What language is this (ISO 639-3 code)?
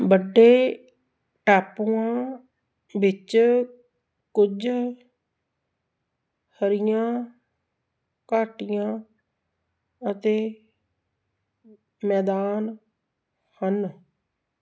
pan